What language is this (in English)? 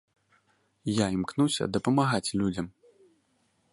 Belarusian